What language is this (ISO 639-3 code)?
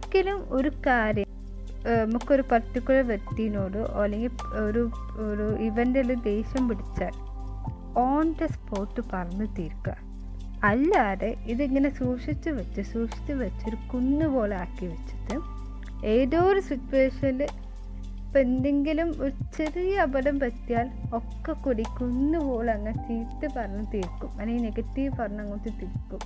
mal